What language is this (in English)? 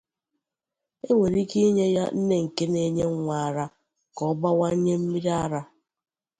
Igbo